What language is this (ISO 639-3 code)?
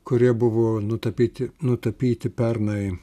lit